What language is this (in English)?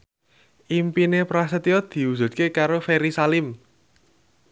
Javanese